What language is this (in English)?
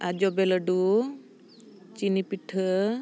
Santali